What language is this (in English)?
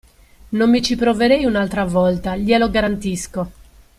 Italian